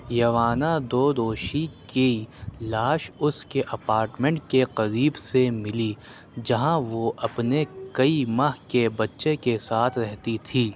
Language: Urdu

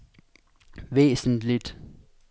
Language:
Danish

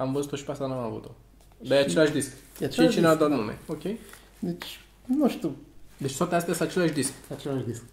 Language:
Romanian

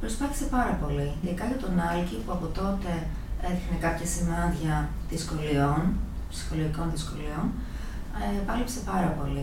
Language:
Greek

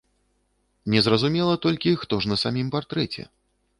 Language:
Belarusian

